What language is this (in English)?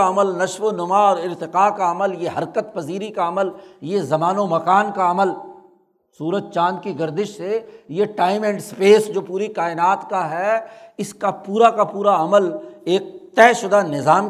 Urdu